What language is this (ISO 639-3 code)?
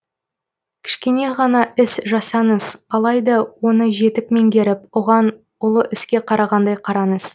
kaz